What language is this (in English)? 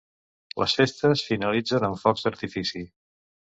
Catalan